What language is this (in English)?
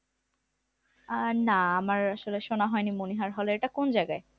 Bangla